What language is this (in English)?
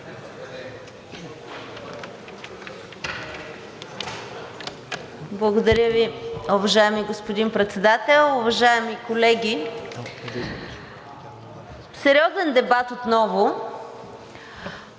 Bulgarian